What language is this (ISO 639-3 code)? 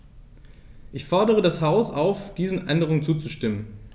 deu